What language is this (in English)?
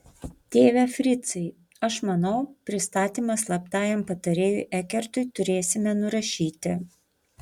Lithuanian